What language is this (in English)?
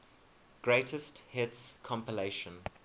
English